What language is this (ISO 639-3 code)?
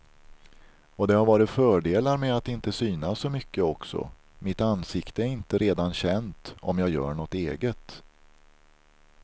swe